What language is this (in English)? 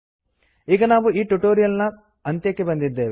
Kannada